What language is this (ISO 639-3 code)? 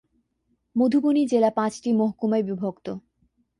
ben